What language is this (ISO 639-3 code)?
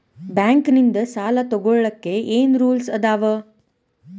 kan